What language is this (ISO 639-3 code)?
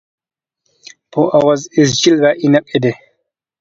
uig